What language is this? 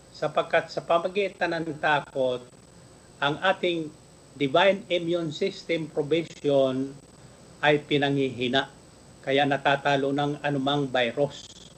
Filipino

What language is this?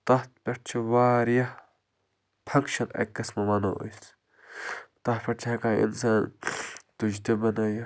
Kashmiri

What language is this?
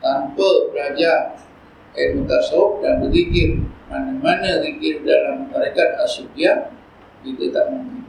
Malay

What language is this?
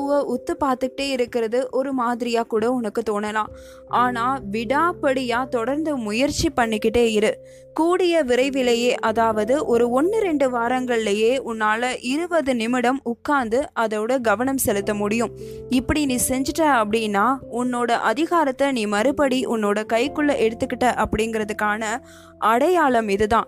Tamil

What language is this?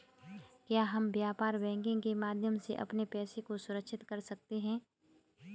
Hindi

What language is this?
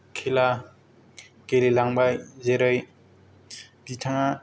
Bodo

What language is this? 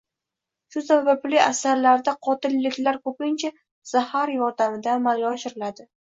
Uzbek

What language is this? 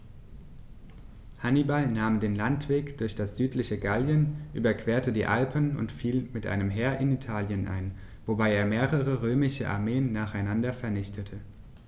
German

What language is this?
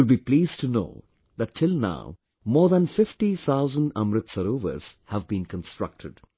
English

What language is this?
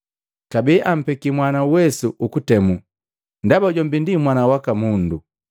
Matengo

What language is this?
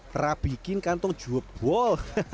Indonesian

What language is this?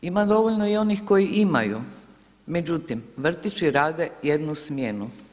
Croatian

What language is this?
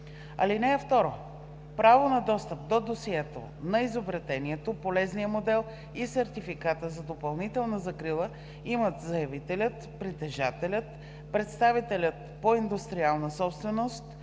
Bulgarian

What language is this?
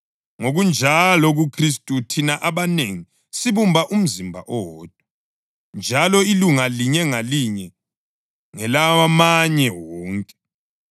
North Ndebele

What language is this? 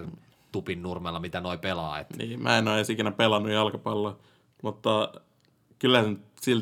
Finnish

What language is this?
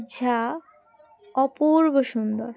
Bangla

